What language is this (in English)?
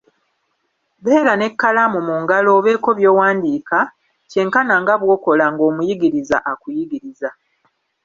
Ganda